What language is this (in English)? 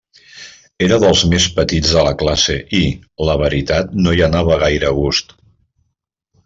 Catalan